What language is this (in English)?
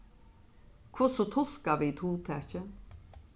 Faroese